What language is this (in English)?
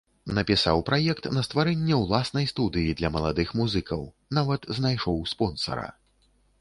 Belarusian